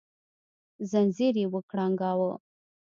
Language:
Pashto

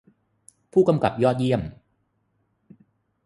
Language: Thai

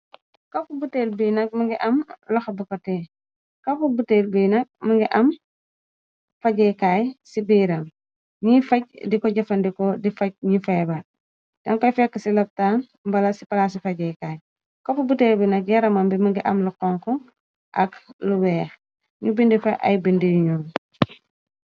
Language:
Wolof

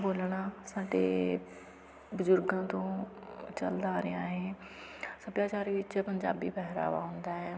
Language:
Punjabi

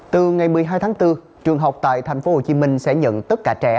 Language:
Vietnamese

